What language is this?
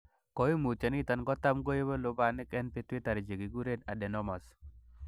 Kalenjin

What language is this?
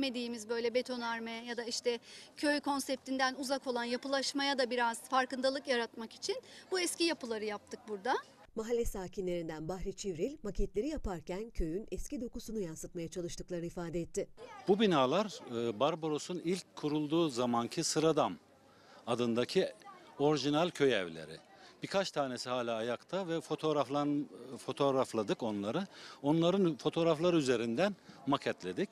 Turkish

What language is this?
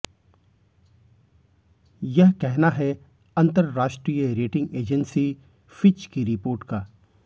Hindi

